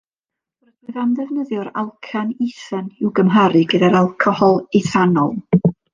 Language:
Welsh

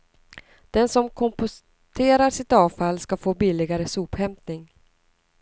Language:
Swedish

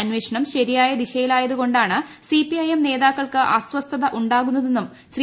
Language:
Malayalam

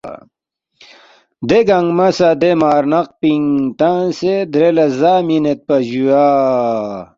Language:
Balti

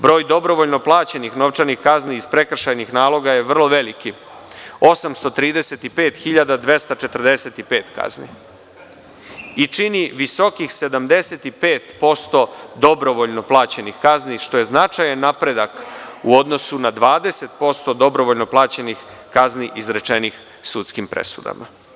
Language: Serbian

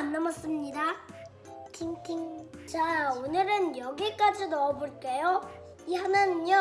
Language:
Korean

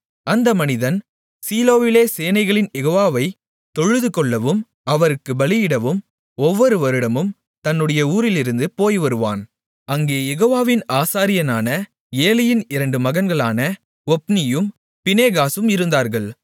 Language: Tamil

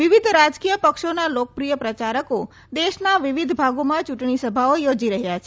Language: Gujarati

